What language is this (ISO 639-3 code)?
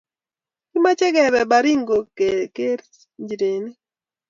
kln